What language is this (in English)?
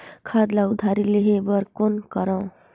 Chhattisgarhi